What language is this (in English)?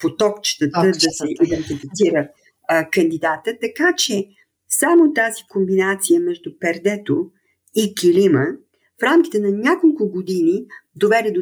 Bulgarian